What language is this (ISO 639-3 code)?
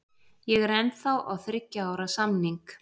isl